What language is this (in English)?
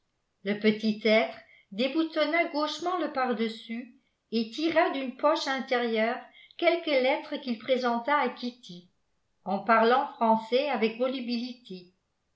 French